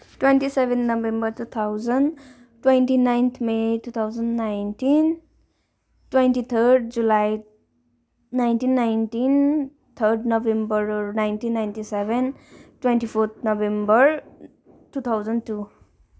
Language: Nepali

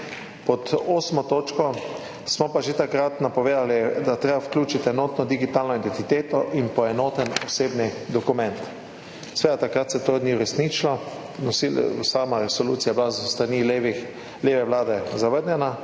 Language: Slovenian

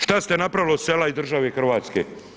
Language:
Croatian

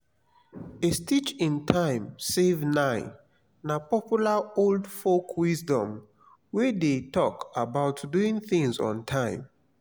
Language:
Nigerian Pidgin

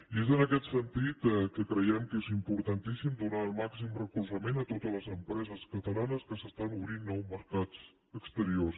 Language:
Catalan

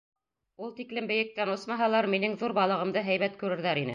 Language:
Bashkir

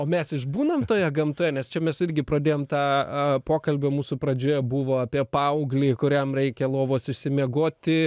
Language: Lithuanian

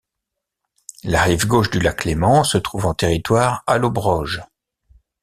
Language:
French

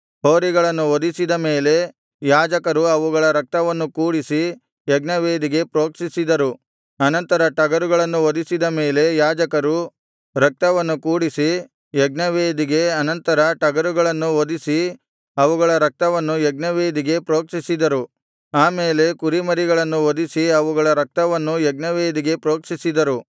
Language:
Kannada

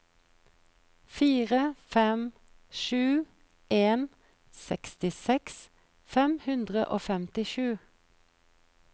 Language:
Norwegian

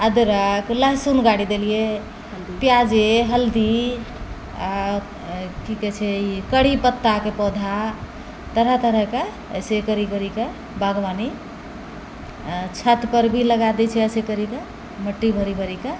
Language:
Maithili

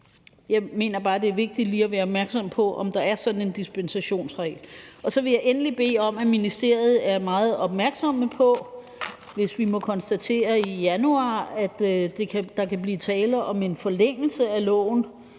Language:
Danish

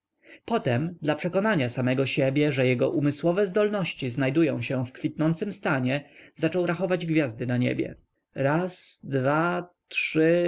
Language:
Polish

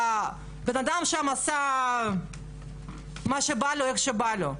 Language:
Hebrew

